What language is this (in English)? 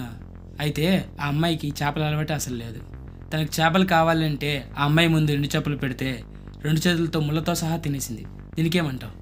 Thai